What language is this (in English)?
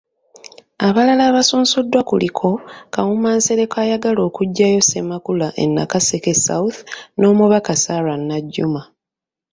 Ganda